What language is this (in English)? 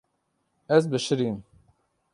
Kurdish